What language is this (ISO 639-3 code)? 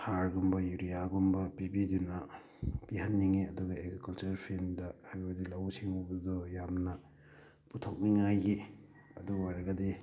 mni